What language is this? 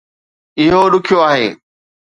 Sindhi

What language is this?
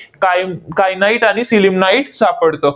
Marathi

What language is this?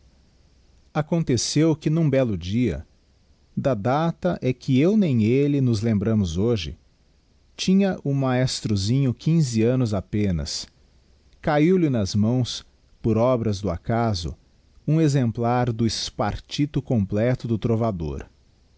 Portuguese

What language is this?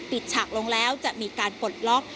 Thai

